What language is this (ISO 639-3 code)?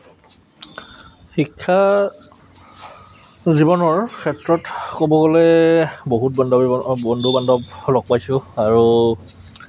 asm